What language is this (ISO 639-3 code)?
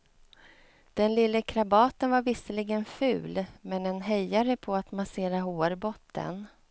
swe